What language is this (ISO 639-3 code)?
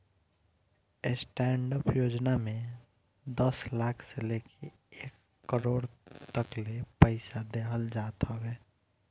bho